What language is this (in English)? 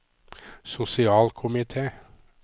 Norwegian